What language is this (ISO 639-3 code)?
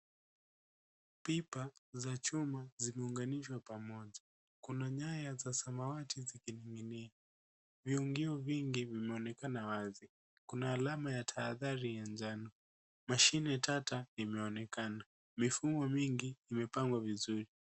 swa